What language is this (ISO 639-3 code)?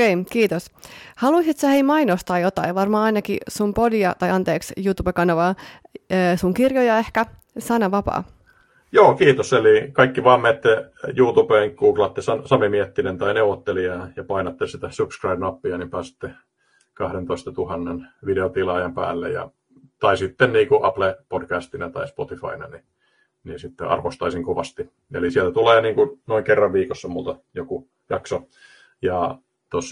fin